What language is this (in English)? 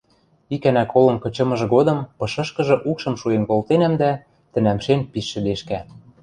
Western Mari